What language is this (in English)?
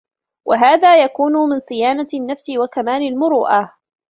Arabic